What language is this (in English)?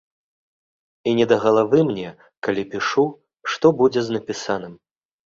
Belarusian